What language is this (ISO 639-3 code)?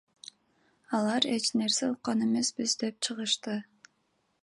kir